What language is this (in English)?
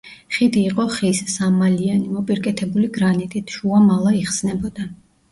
Georgian